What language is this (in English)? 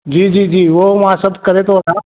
Sindhi